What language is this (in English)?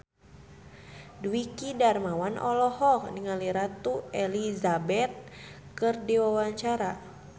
Sundanese